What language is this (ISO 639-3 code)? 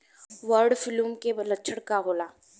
bho